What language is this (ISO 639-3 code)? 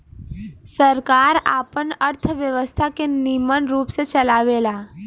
bho